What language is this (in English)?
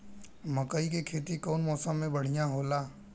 Bhojpuri